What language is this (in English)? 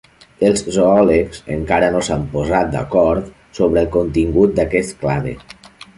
Catalan